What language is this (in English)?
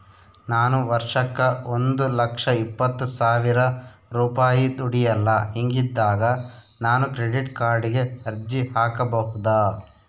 Kannada